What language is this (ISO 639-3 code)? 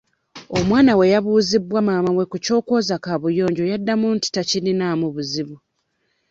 lug